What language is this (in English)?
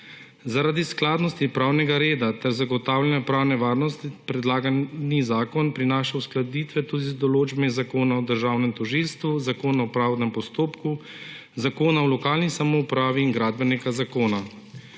Slovenian